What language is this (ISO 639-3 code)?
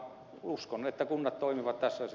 fin